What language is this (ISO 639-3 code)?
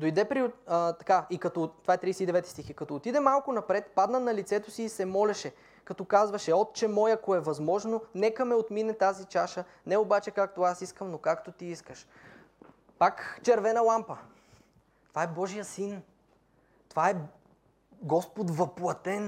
bul